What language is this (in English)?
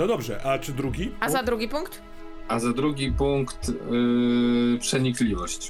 Polish